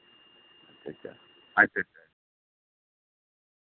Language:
Santali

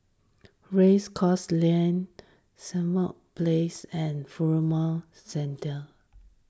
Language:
English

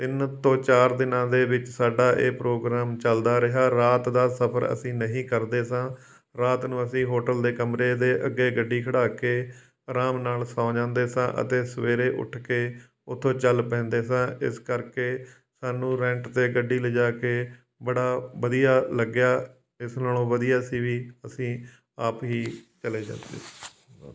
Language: Punjabi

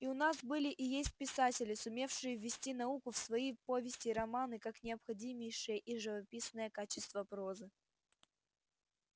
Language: Russian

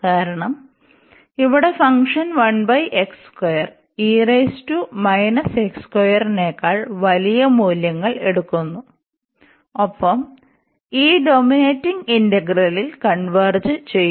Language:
Malayalam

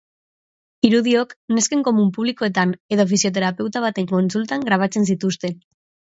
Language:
Basque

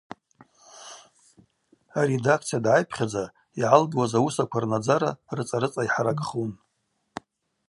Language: Abaza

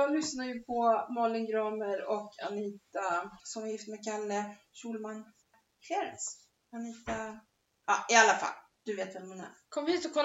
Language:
Swedish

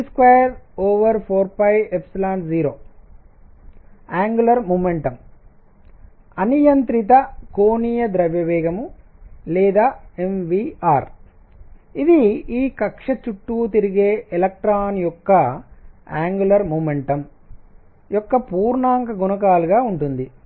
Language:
Telugu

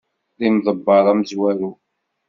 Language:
Kabyle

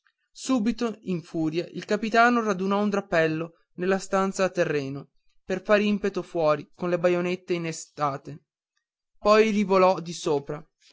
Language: Italian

